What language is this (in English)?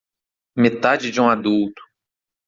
Portuguese